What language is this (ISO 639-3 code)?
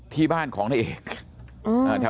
tha